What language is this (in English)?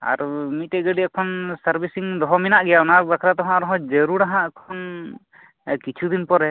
Santali